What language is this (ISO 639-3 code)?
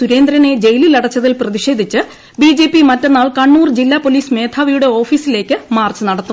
mal